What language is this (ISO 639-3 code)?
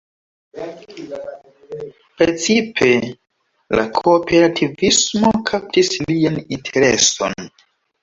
epo